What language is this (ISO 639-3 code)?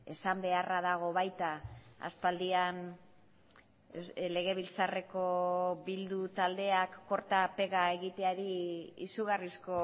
eus